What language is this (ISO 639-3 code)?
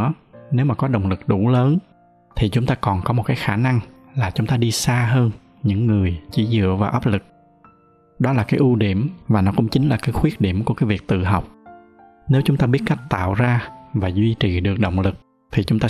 vie